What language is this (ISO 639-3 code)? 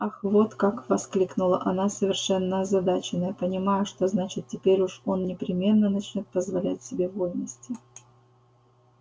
rus